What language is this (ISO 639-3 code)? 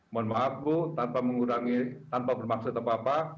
ind